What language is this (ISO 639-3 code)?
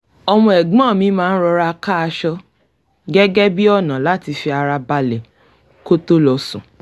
yor